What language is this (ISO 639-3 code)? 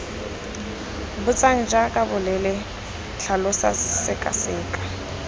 tsn